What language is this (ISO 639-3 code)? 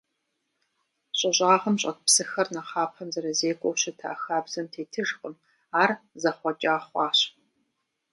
kbd